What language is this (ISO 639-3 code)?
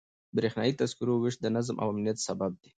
pus